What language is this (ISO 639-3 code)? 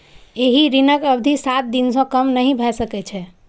mai